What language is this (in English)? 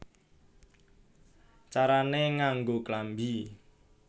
Javanese